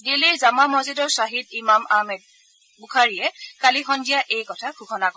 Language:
Assamese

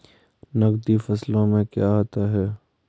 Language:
Hindi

